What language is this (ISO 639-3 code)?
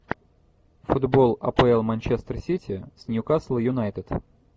rus